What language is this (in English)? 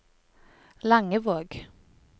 Norwegian